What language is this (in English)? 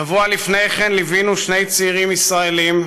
Hebrew